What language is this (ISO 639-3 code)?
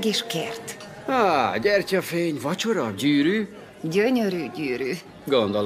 hun